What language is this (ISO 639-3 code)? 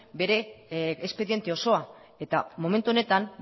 eus